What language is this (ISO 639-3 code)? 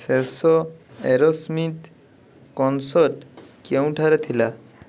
ori